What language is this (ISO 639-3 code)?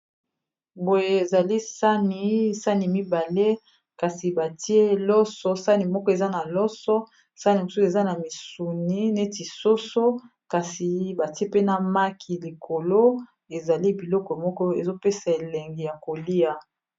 lin